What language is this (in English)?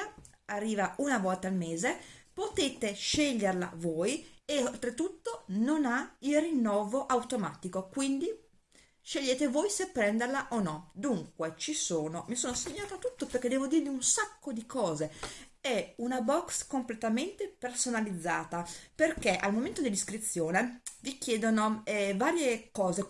Italian